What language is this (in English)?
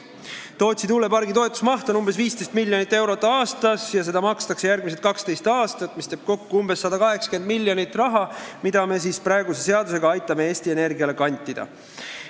Estonian